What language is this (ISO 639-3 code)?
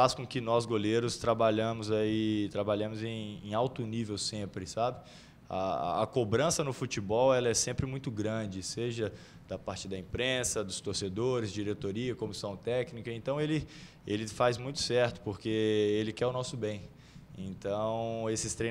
por